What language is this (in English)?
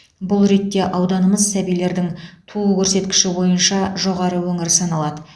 Kazakh